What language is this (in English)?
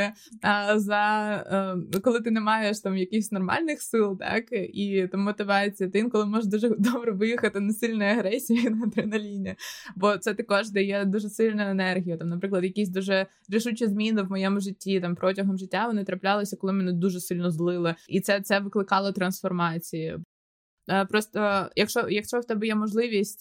Ukrainian